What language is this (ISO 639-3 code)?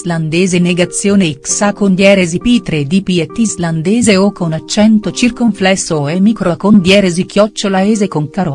ita